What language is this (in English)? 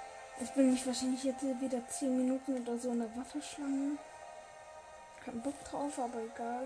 German